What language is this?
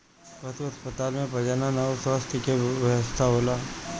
Bhojpuri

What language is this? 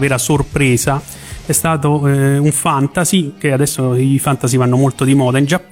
Italian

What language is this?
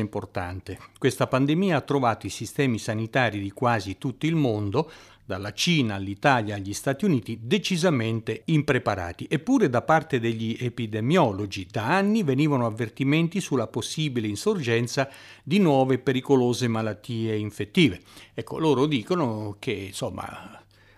Italian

